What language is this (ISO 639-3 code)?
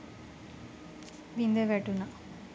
sin